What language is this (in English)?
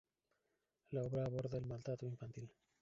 Spanish